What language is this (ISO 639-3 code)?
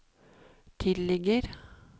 nor